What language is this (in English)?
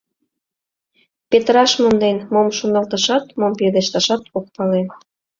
Mari